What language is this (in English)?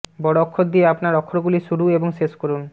Bangla